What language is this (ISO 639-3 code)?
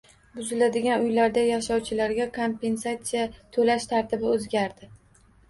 uzb